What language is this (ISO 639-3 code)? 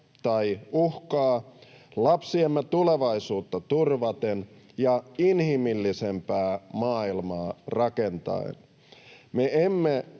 fin